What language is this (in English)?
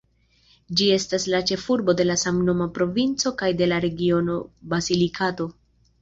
Esperanto